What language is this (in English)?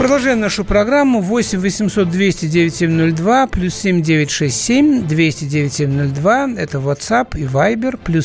Russian